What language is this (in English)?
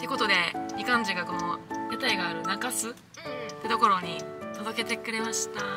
Japanese